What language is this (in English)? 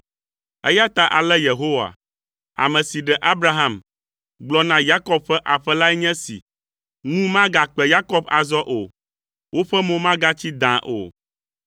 Ewe